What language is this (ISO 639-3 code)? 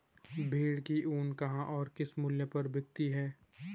hin